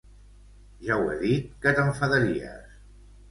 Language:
Catalan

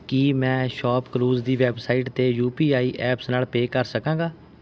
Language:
Punjabi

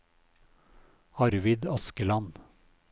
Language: Norwegian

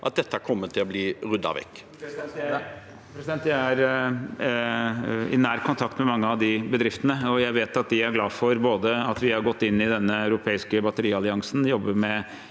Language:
Norwegian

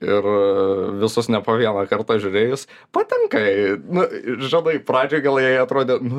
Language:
Lithuanian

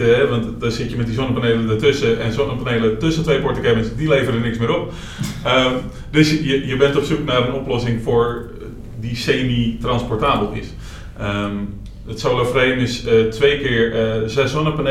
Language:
Dutch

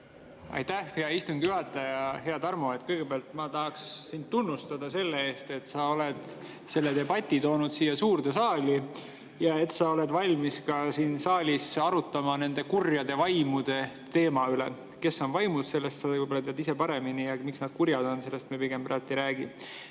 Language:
Estonian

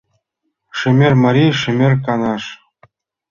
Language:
Mari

